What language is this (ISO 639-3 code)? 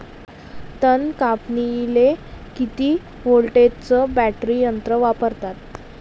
mar